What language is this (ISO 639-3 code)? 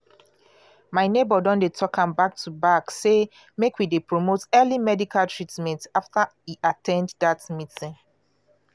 pcm